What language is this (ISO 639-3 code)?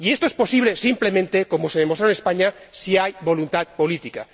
spa